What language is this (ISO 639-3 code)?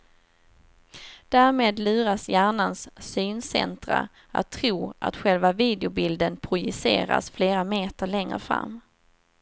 swe